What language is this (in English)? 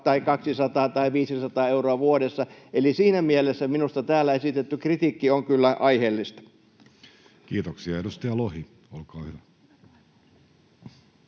Finnish